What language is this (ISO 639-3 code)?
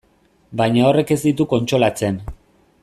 eus